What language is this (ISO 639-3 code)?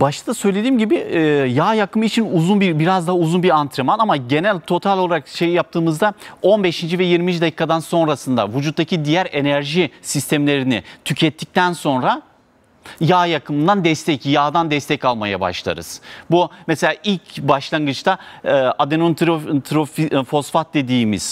tur